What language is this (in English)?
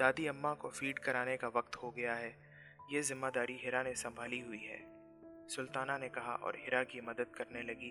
Urdu